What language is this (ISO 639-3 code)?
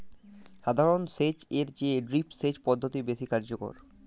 ben